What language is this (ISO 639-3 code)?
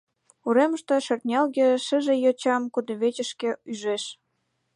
chm